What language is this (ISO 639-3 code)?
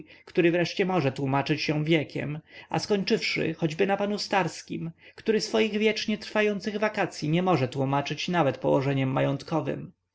pol